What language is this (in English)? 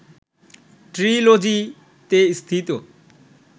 Bangla